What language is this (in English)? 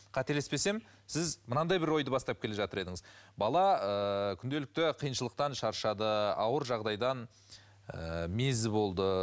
Kazakh